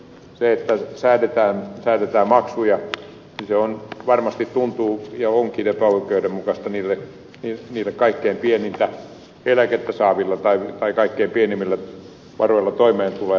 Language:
Finnish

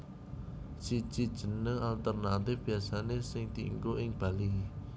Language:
Javanese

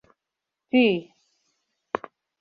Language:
Mari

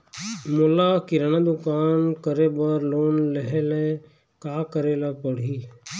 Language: Chhattisgarhi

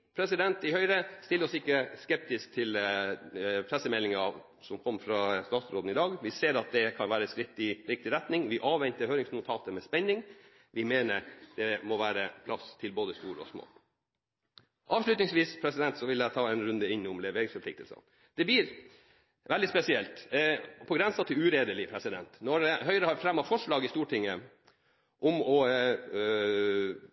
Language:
Norwegian Bokmål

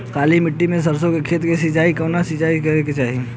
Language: Bhojpuri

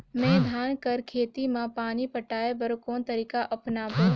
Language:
Chhattisgarhi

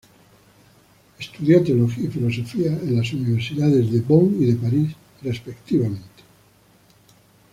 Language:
Spanish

